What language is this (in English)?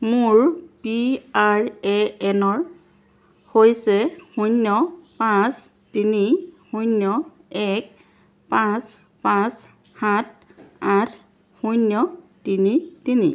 Assamese